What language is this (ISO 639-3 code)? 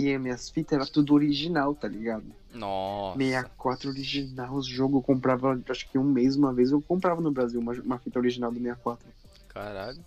por